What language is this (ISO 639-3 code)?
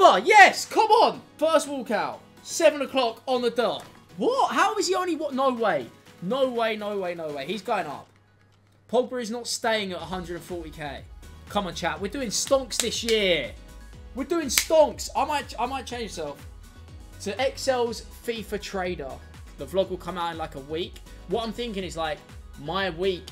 eng